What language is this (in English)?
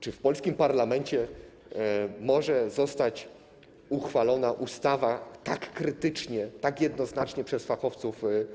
Polish